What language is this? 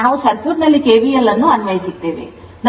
Kannada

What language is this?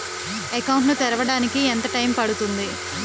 Telugu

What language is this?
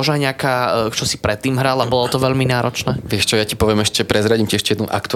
Slovak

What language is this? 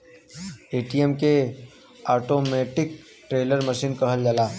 Bhojpuri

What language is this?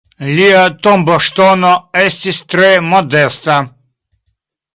Esperanto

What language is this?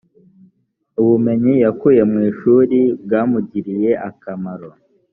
Kinyarwanda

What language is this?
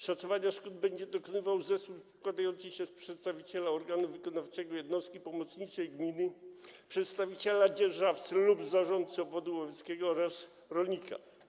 Polish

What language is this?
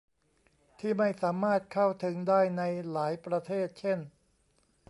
Thai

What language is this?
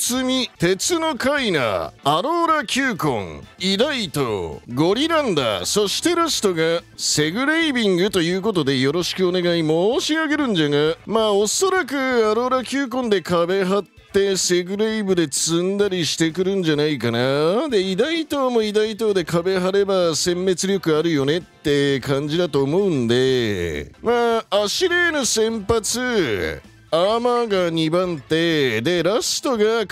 Japanese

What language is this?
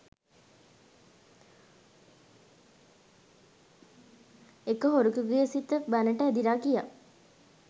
Sinhala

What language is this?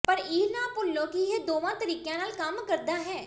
Punjabi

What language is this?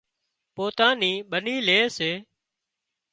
Wadiyara Koli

